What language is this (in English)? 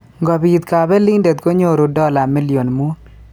Kalenjin